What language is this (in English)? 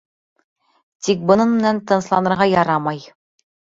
Bashkir